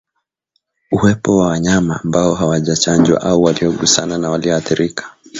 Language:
Swahili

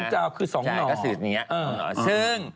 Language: Thai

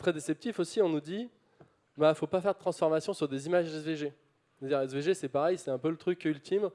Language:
French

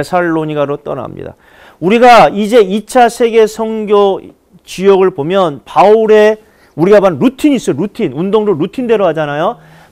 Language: Korean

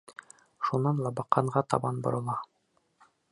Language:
Bashkir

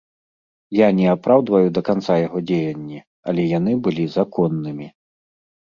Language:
Belarusian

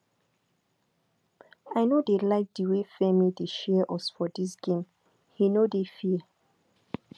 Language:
Nigerian Pidgin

